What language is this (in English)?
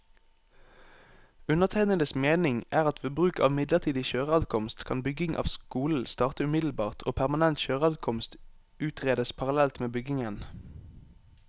Norwegian